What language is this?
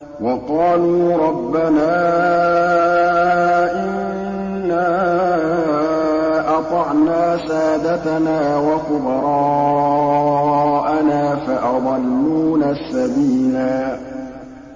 Arabic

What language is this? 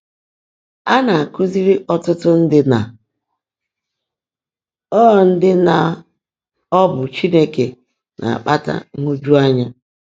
Igbo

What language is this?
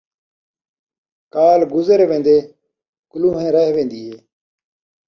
Saraiki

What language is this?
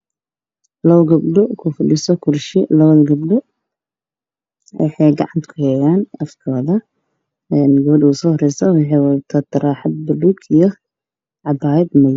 Somali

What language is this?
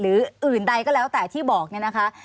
Thai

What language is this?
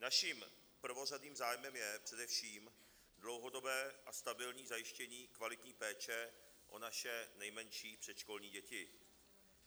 Czech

